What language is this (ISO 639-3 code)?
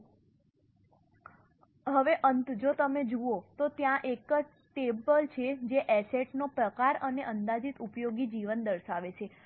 guj